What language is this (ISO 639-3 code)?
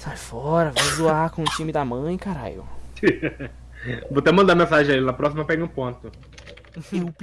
por